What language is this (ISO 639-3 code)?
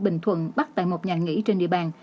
vie